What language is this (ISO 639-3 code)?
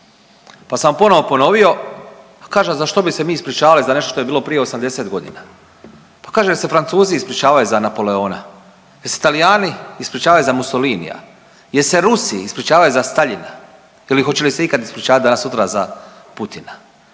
hrv